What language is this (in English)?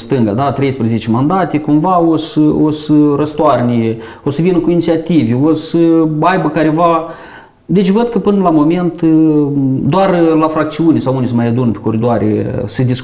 Romanian